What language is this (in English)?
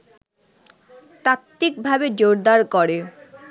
Bangla